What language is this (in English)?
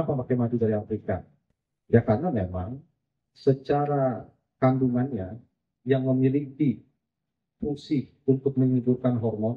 Indonesian